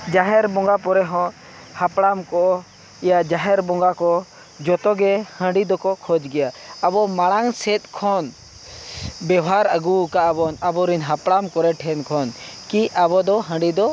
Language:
Santali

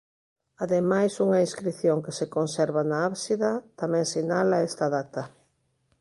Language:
Galician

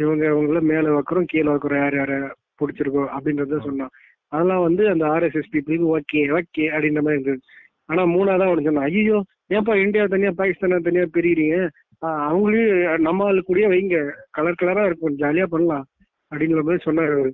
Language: Tamil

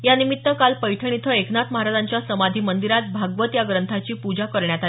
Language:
Marathi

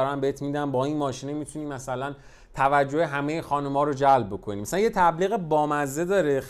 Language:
Persian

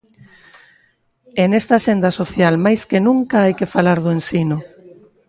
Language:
Galician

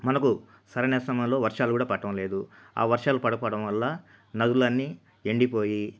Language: Telugu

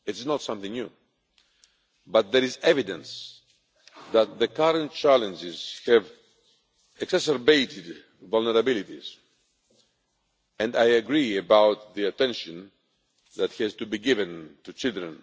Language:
English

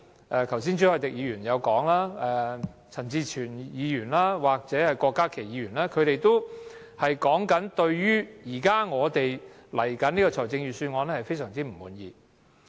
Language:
Cantonese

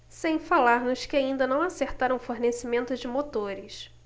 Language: Portuguese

